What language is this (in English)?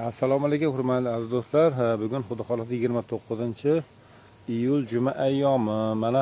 Turkish